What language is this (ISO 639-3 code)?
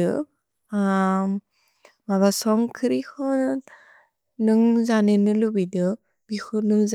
brx